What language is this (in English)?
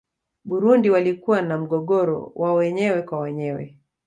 Swahili